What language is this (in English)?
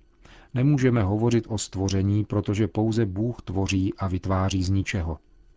Czech